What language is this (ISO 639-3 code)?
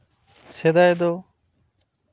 sat